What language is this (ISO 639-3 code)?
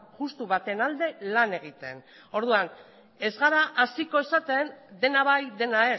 eus